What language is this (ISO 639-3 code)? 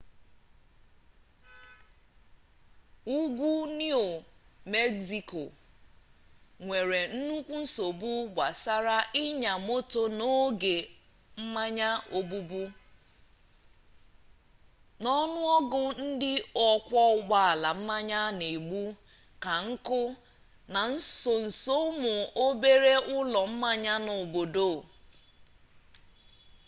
ibo